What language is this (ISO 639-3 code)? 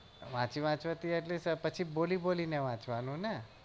guj